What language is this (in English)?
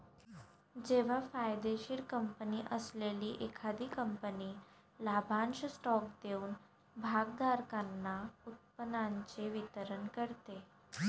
Marathi